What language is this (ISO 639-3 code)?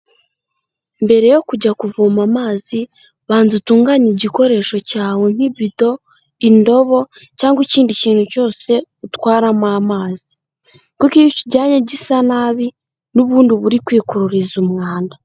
kin